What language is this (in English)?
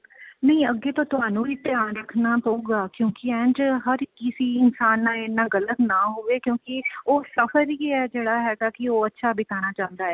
Punjabi